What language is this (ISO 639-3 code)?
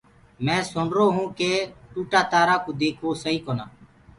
ggg